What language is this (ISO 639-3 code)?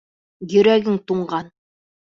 bak